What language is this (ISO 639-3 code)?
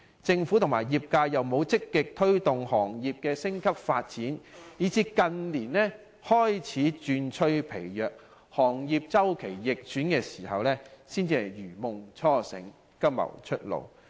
yue